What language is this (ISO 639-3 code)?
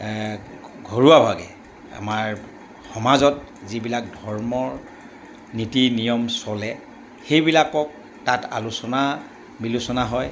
asm